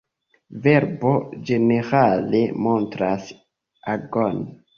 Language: Esperanto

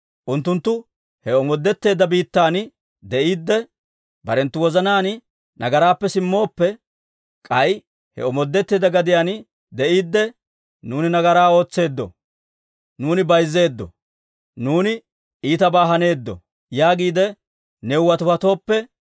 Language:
Dawro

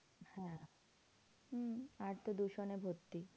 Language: Bangla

